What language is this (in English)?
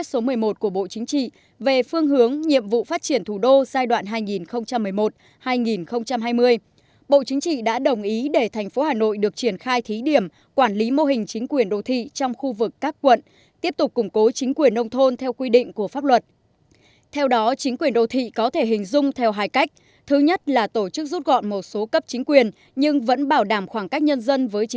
Vietnamese